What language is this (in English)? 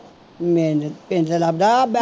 Punjabi